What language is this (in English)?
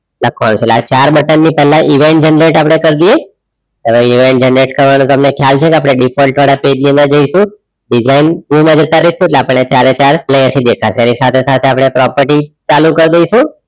Gujarati